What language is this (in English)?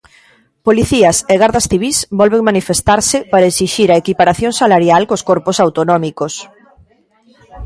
Galician